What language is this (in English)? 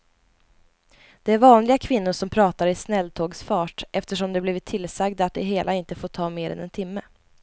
Swedish